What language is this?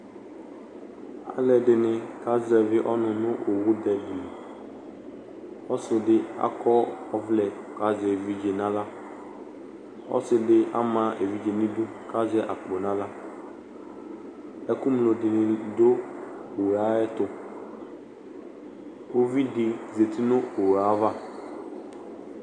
Ikposo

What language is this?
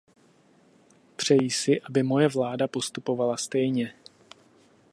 Czech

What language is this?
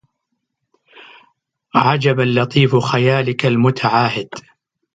Arabic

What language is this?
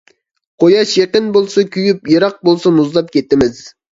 Uyghur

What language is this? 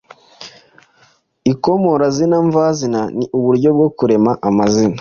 Kinyarwanda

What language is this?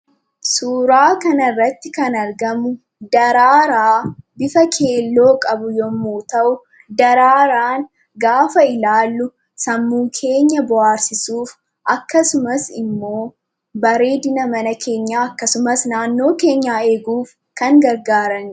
Oromo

